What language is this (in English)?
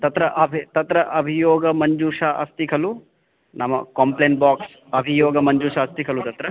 Sanskrit